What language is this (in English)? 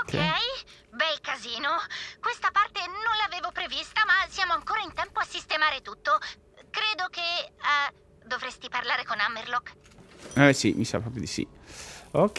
Italian